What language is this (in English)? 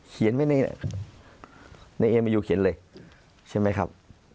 Thai